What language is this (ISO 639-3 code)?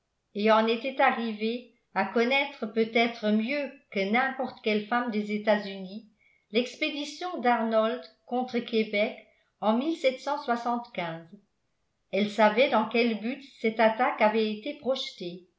fra